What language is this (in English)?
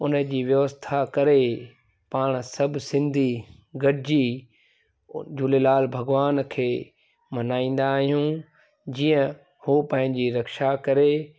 Sindhi